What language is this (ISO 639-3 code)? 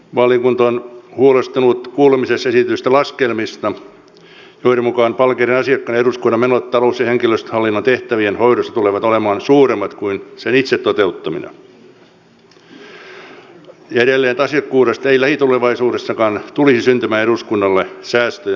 fin